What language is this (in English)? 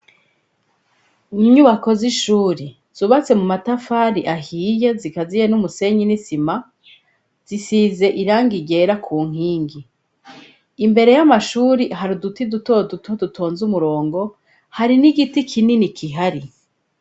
Rundi